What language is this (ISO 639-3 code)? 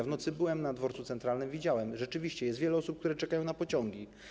pol